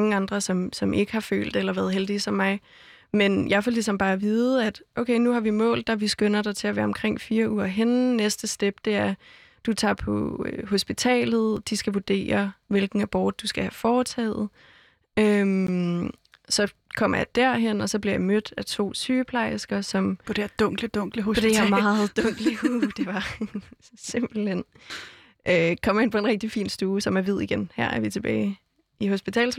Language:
Danish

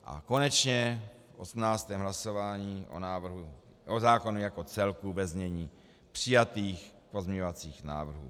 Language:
Czech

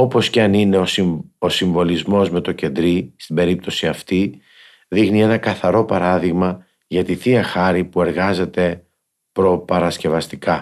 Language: Greek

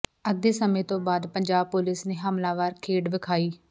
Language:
Punjabi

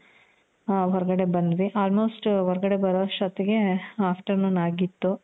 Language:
Kannada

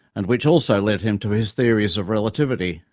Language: English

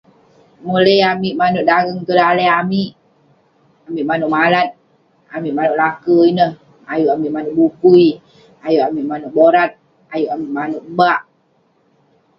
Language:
Western Penan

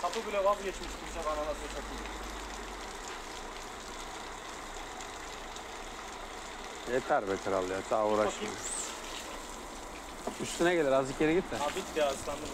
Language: Turkish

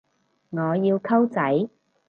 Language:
Cantonese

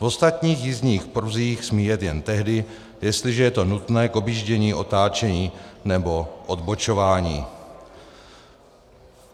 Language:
Czech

